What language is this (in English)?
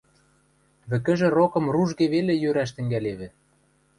Western Mari